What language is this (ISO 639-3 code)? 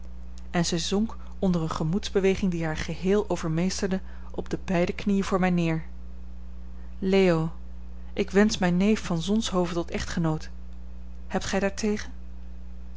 nld